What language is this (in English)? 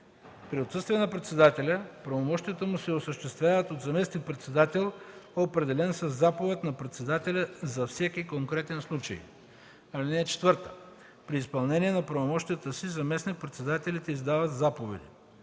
Bulgarian